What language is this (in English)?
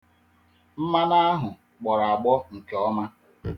Igbo